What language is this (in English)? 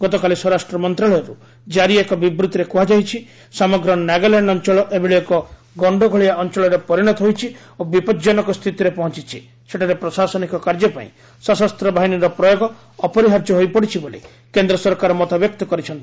Odia